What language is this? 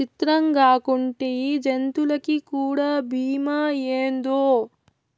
Telugu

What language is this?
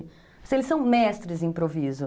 Portuguese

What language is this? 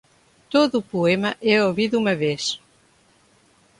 Portuguese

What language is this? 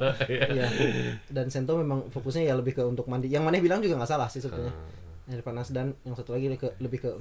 Indonesian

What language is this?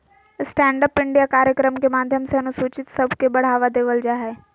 Magahi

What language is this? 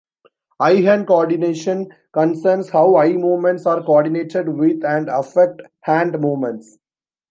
English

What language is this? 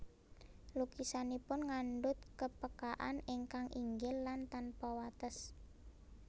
Javanese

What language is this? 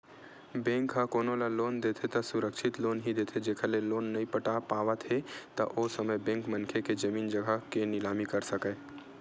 Chhattisgarhi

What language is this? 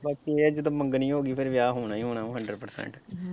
Punjabi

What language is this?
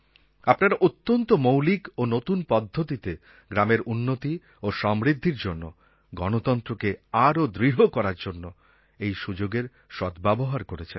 Bangla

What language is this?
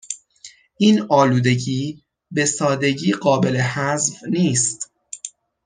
Persian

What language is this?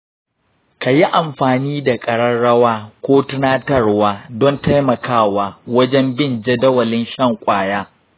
Hausa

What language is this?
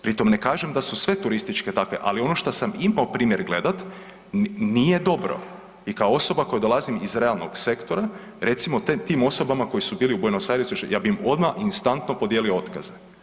Croatian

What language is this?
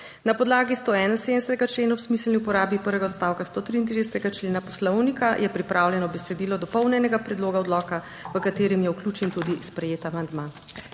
Slovenian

